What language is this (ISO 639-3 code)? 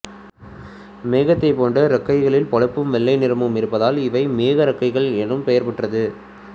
tam